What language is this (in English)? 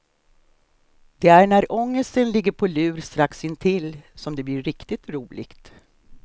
Swedish